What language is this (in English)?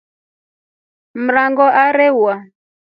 Rombo